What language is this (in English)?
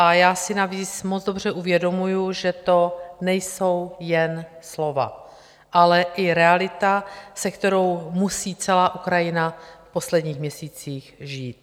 Czech